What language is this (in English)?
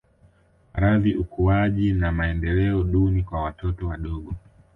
Swahili